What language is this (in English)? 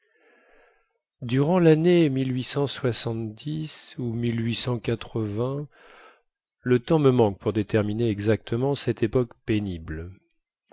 French